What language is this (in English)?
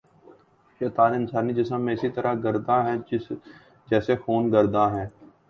Urdu